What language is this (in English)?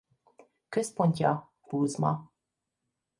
Hungarian